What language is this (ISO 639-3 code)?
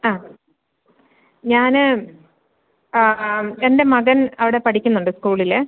mal